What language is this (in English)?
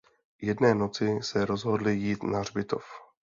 Czech